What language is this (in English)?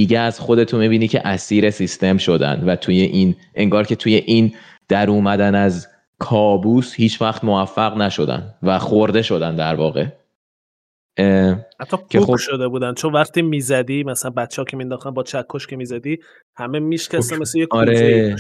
Persian